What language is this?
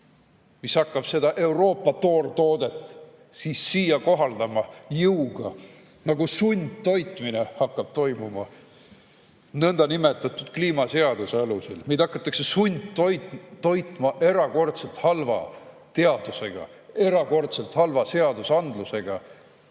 Estonian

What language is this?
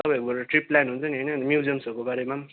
Nepali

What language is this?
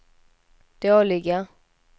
Swedish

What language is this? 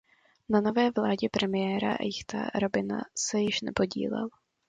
Czech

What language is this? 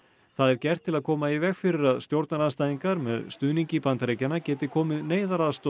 Icelandic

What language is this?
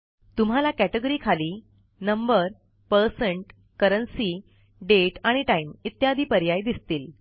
Marathi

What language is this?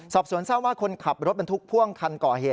Thai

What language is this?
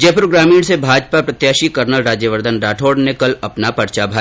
Hindi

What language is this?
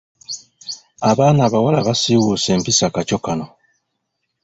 Ganda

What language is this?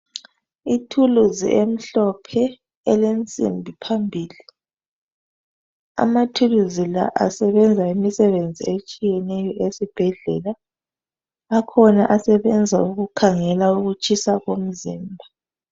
North Ndebele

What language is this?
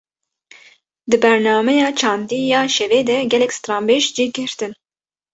Kurdish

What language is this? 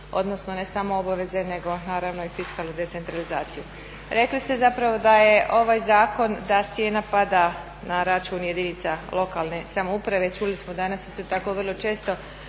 Croatian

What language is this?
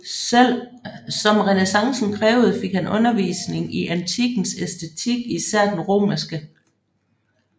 Danish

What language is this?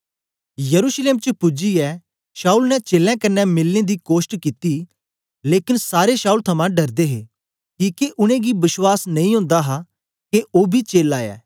Dogri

